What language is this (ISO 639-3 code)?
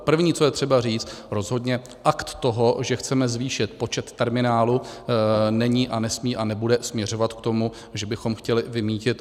ces